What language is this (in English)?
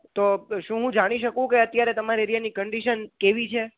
Gujarati